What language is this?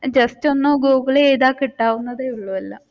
Malayalam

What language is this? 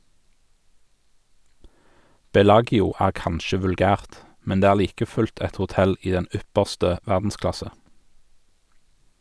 Norwegian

